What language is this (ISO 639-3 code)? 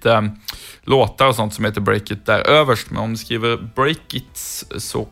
swe